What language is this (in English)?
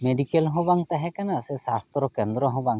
Santali